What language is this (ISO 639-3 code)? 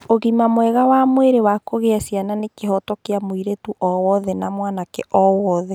kik